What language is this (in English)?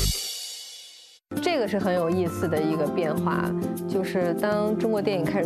Chinese